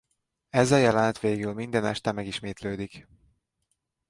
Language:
Hungarian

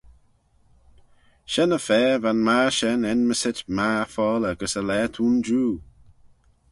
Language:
Manx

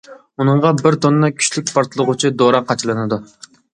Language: Uyghur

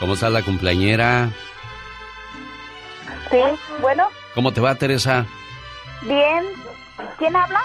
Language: Spanish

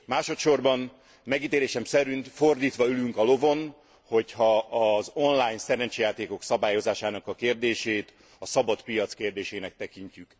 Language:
Hungarian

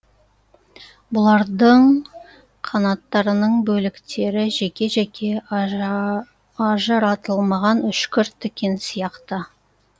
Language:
Kazakh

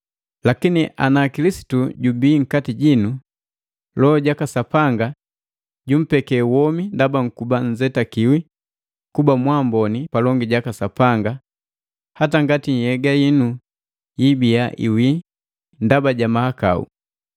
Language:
Matengo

